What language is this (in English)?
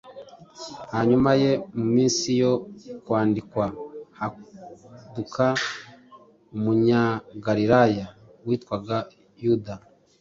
Kinyarwanda